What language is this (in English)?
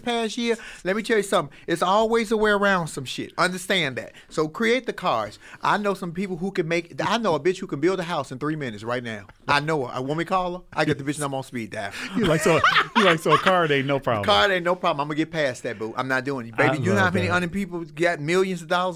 English